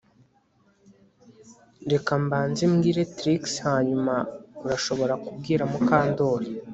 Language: Kinyarwanda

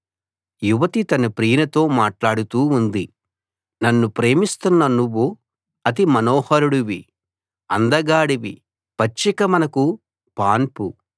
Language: Telugu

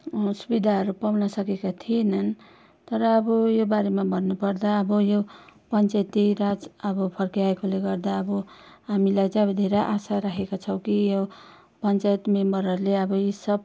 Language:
Nepali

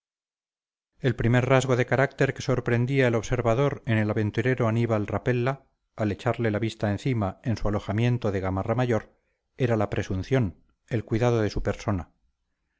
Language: Spanish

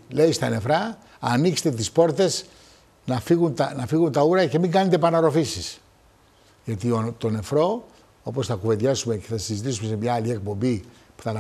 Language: Greek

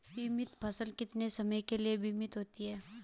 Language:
Hindi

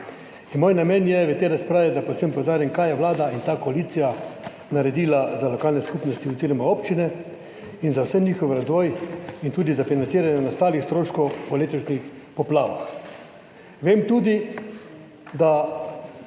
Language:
Slovenian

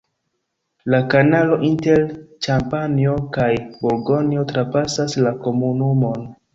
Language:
Esperanto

